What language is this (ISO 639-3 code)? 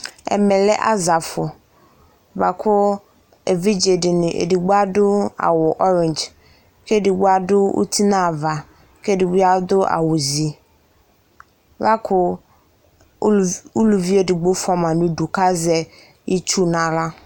kpo